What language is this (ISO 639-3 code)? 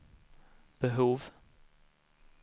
swe